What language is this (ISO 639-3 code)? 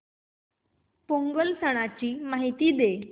mar